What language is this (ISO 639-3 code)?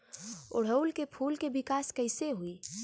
bho